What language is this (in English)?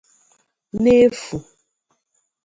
Igbo